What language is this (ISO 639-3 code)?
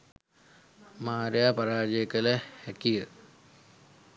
sin